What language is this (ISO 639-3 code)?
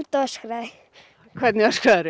isl